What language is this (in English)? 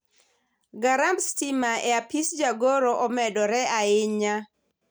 Luo (Kenya and Tanzania)